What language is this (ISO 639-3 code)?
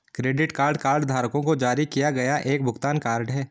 hin